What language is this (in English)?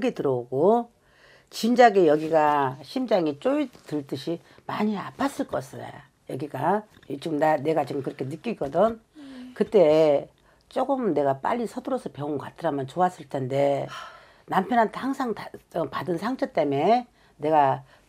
Korean